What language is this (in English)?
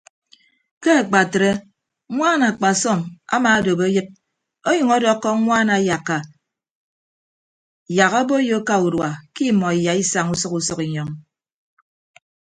Ibibio